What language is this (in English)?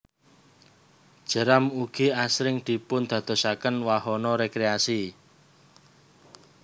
Javanese